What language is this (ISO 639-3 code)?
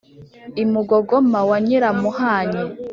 kin